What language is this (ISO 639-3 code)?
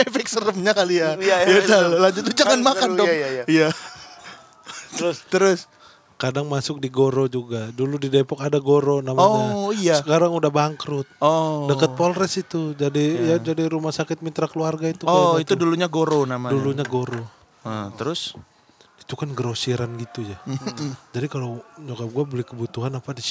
ind